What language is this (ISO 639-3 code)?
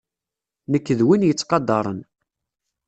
kab